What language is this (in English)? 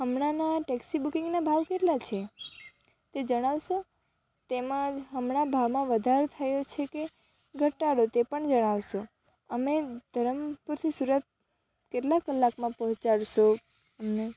Gujarati